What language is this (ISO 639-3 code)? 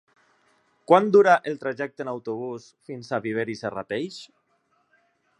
cat